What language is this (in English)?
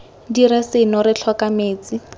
Tswana